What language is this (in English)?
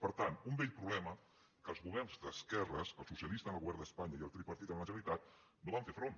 Catalan